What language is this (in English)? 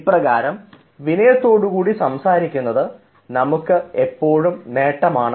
Malayalam